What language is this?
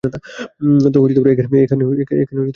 Bangla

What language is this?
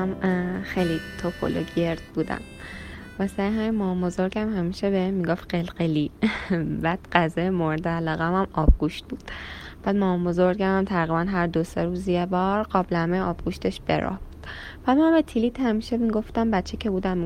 Persian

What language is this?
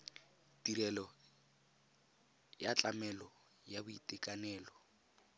Tswana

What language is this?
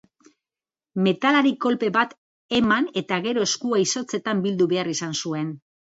Basque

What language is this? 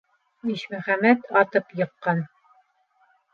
Bashkir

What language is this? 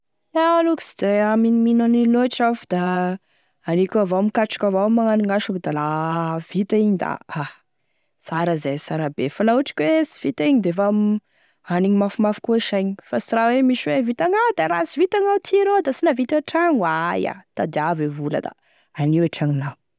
Tesaka Malagasy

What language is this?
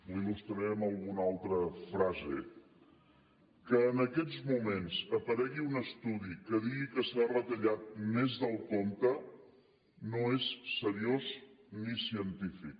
Catalan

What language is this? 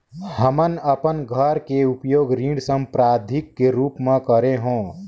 Chhattisgarhi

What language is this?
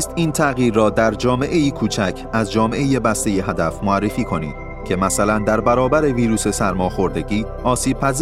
Persian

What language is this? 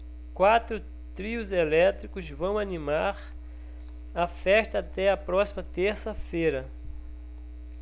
Portuguese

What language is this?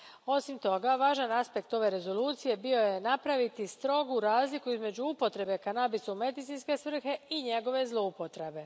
Croatian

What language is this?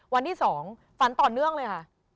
Thai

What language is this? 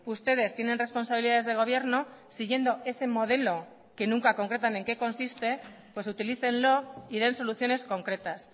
Spanish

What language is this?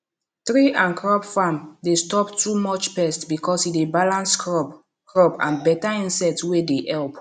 Nigerian Pidgin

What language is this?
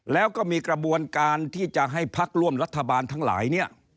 Thai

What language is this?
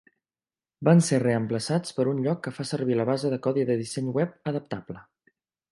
Catalan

